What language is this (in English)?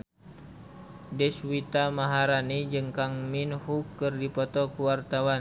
Sundanese